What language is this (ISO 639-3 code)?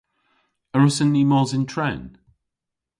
cor